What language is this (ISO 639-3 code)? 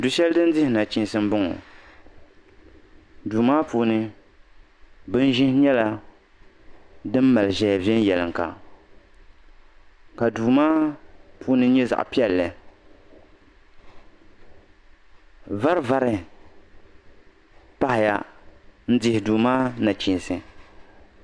dag